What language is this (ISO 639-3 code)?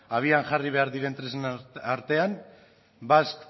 eus